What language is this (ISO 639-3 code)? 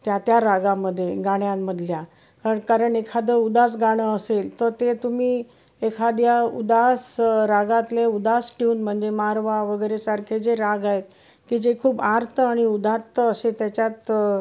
mar